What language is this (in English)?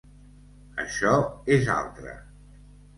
Catalan